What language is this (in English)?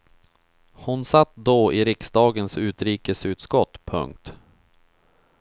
Swedish